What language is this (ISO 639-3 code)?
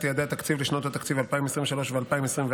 heb